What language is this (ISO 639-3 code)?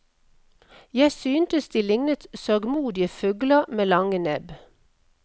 nor